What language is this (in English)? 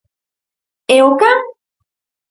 Galician